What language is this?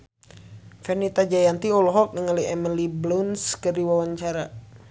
Sundanese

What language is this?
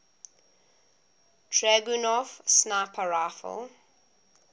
English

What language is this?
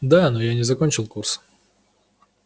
Russian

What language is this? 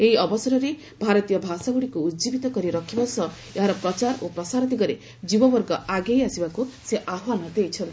Odia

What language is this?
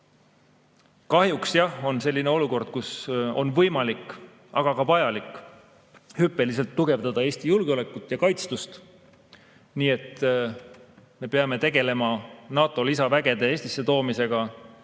Estonian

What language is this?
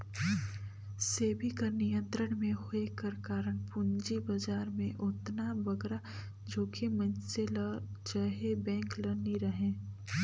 Chhattisgarhi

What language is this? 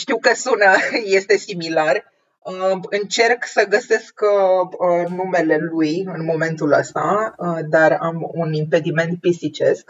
Romanian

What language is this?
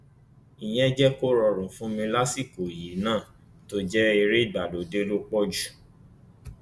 Yoruba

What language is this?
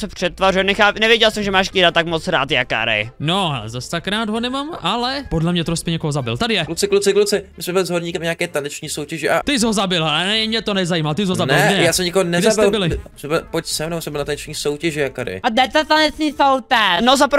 Czech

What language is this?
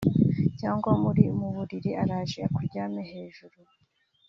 Kinyarwanda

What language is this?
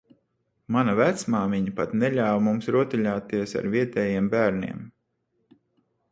Latvian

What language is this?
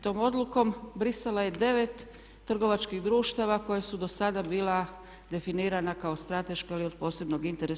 Croatian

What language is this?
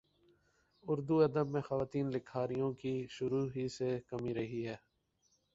Urdu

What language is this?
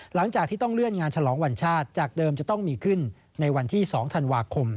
Thai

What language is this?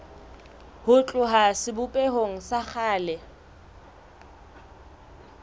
Southern Sotho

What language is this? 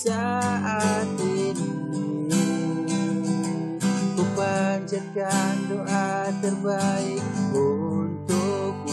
Indonesian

